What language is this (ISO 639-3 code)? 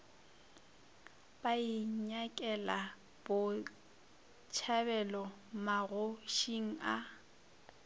nso